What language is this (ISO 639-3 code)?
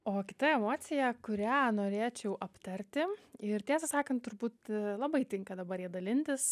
lit